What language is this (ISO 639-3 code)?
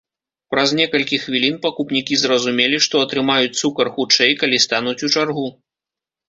bel